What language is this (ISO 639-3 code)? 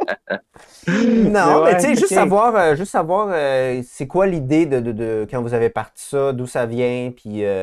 fra